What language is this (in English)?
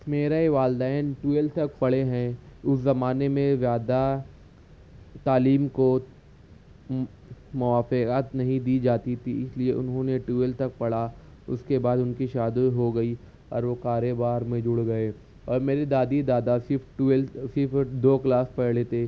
Urdu